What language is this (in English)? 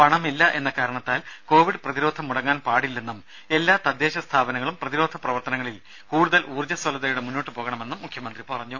Malayalam